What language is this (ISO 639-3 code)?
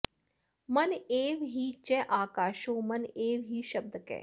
san